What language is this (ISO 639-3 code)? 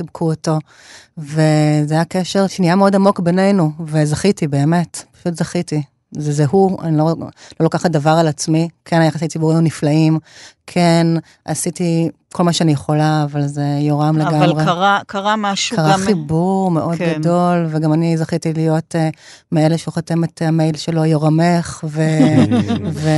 heb